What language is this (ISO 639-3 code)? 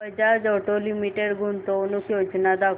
mar